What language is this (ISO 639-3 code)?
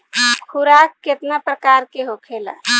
bho